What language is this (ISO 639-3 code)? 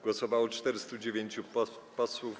pol